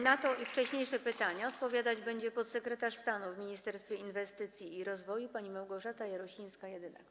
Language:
Polish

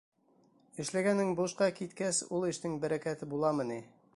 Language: Bashkir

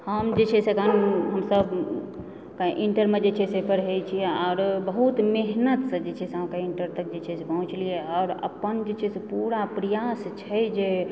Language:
Maithili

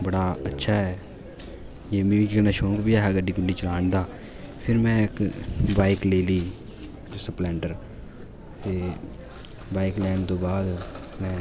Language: Dogri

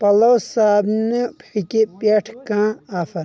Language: Kashmiri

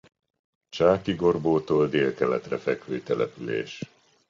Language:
Hungarian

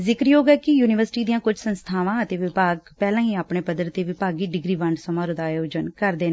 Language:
Punjabi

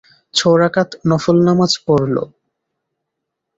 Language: Bangla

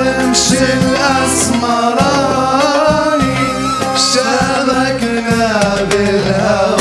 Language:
Arabic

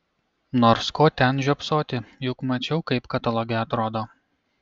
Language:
Lithuanian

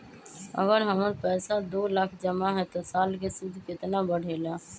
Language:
Magahi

